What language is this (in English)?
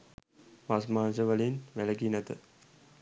Sinhala